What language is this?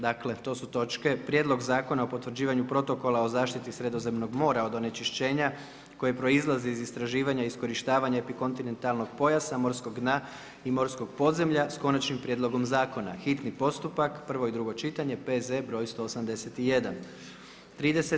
Croatian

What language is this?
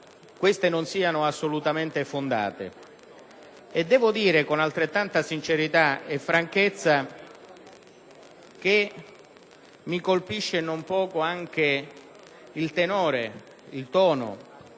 Italian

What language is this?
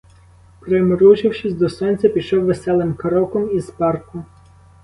Ukrainian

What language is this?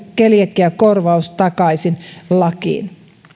Finnish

